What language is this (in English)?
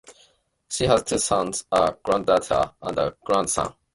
English